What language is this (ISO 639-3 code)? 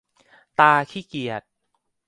tha